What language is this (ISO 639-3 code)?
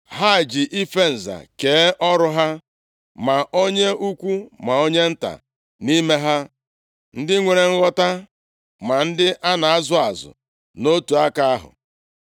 ibo